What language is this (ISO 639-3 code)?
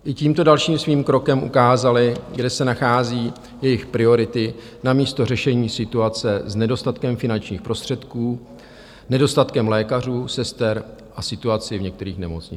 ces